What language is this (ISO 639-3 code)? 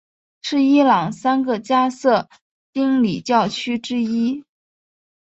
zho